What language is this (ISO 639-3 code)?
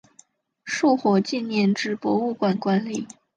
zho